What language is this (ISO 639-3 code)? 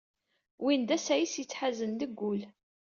kab